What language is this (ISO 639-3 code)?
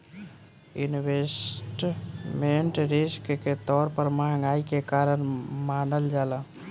bho